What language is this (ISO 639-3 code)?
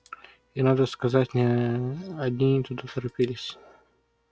rus